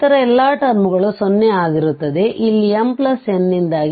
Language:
Kannada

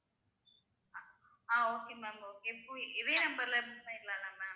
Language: Tamil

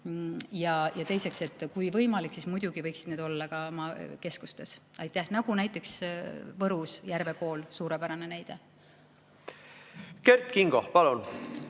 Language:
Estonian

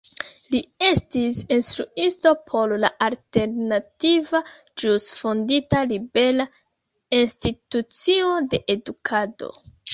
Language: Esperanto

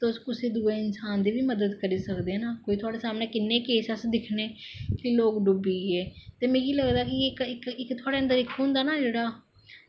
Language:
Dogri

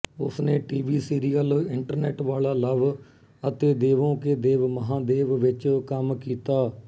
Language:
Punjabi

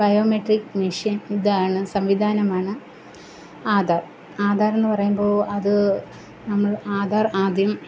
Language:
Malayalam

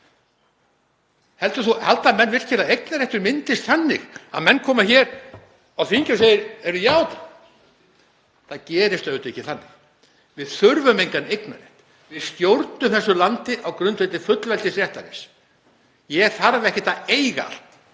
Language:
Icelandic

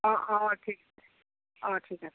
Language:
Assamese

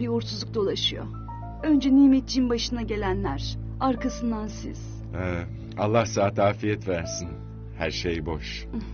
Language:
Turkish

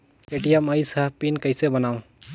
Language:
Chhattisgarhi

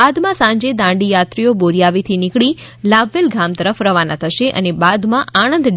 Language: Gujarati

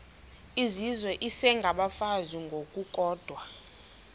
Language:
Xhosa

